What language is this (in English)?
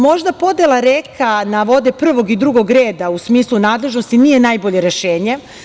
Serbian